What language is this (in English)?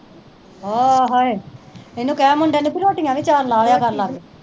Punjabi